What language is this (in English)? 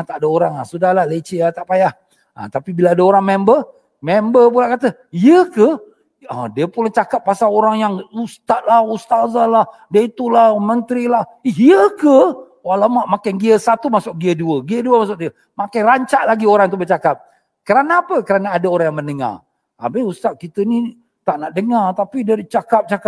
Malay